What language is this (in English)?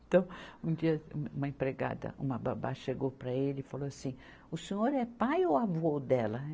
Portuguese